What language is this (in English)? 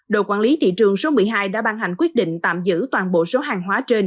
Vietnamese